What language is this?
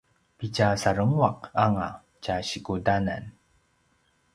Paiwan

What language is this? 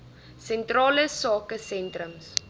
Afrikaans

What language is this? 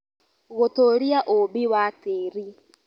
Kikuyu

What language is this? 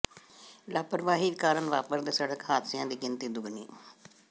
Punjabi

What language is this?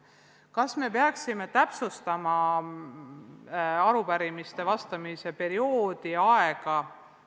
Estonian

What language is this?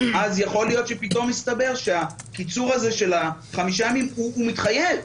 Hebrew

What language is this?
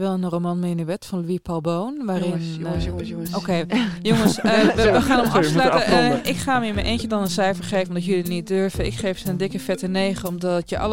Dutch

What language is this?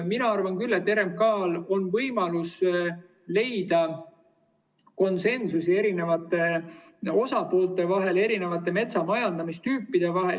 Estonian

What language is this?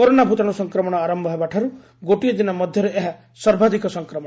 Odia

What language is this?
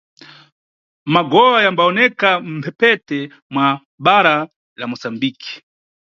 Nyungwe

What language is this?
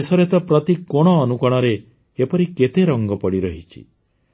Odia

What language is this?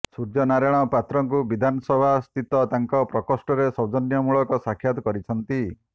Odia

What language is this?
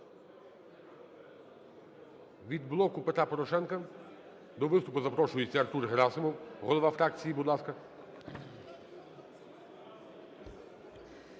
Ukrainian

